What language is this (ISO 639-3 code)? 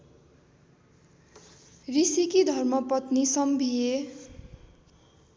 nep